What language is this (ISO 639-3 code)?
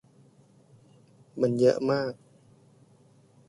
tha